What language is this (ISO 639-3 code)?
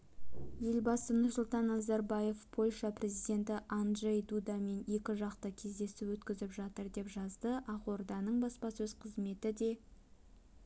kaz